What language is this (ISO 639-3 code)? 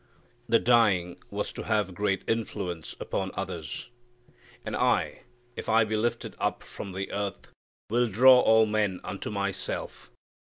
eng